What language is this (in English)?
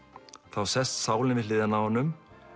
Icelandic